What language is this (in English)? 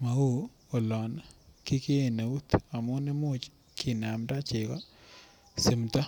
Kalenjin